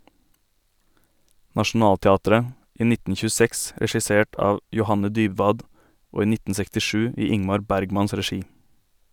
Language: Norwegian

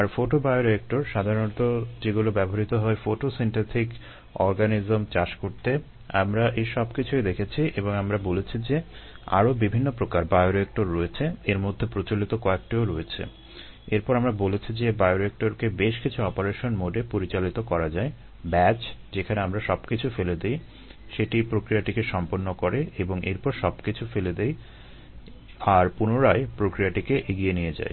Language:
Bangla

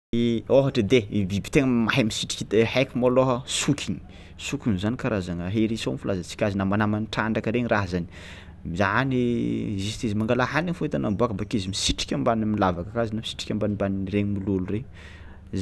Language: Tsimihety Malagasy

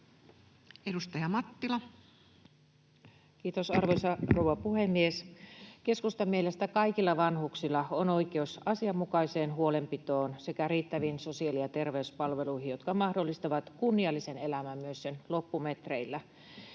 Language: Finnish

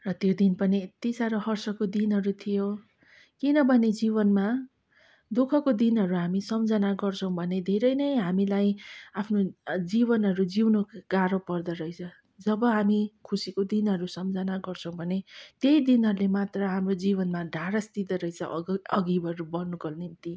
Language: Nepali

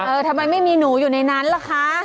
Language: Thai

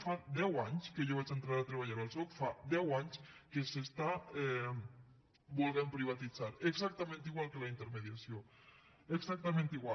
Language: Catalan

